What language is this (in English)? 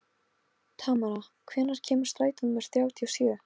Icelandic